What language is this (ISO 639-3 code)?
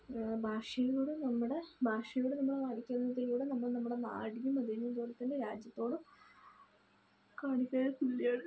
mal